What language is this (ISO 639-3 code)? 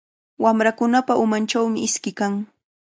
qvl